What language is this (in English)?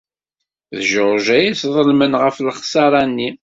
Kabyle